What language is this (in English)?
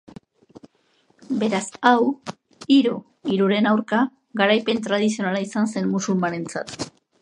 Basque